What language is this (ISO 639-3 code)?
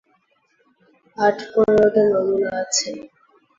ben